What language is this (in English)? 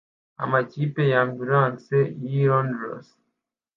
Kinyarwanda